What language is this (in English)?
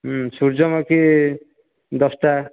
Odia